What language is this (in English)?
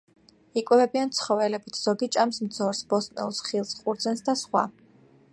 Georgian